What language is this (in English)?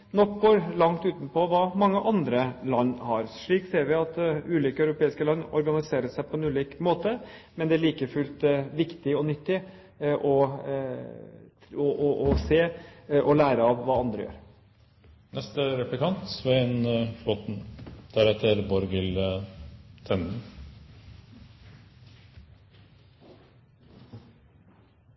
Norwegian Bokmål